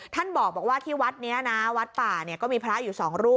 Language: Thai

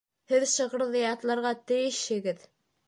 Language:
Bashkir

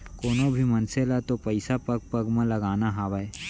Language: Chhattisgarhi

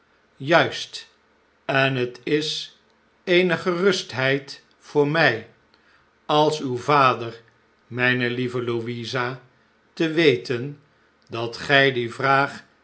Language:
Dutch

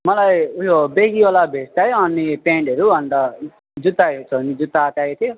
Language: Nepali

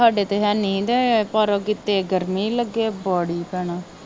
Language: Punjabi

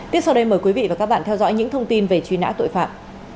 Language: Vietnamese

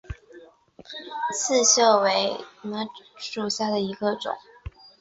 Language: Chinese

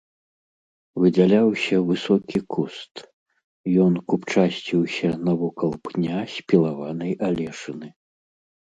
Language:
Belarusian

